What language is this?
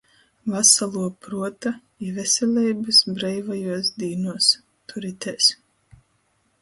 Latgalian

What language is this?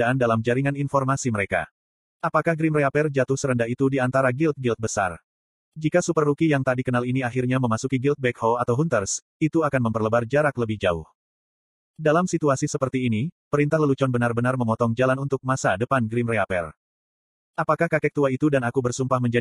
Indonesian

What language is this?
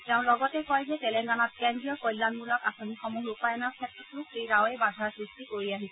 Assamese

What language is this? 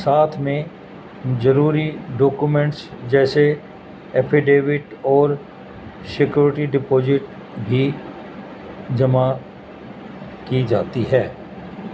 Urdu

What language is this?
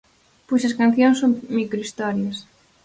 Galician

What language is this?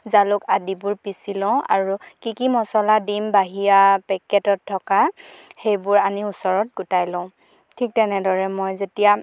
Assamese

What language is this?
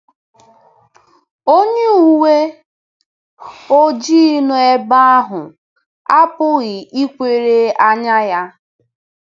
Igbo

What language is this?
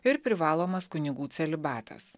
Lithuanian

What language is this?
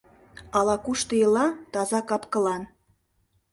Mari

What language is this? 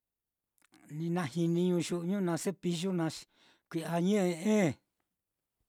Mitlatongo Mixtec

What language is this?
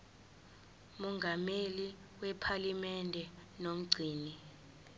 Zulu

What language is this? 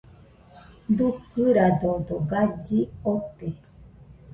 Nüpode Huitoto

